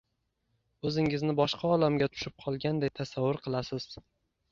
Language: Uzbek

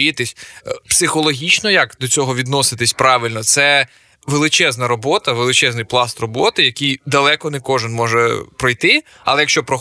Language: Ukrainian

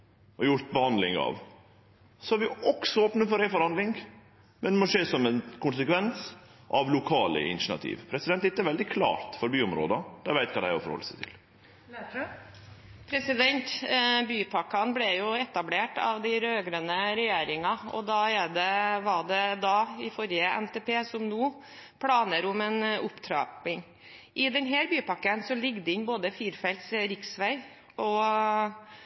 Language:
Norwegian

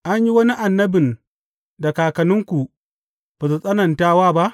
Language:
Hausa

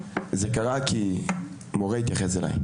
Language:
Hebrew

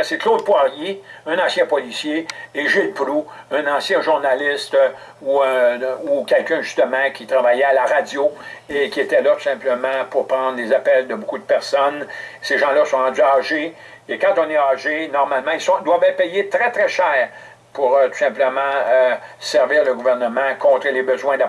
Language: French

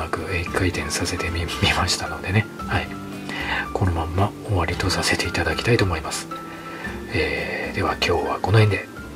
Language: Japanese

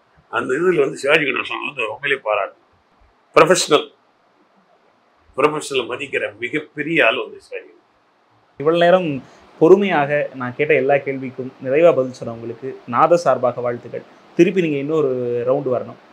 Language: Tamil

